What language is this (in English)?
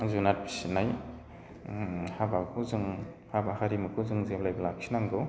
Bodo